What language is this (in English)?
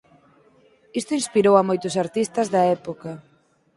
Galician